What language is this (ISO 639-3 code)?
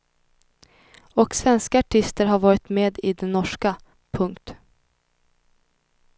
swe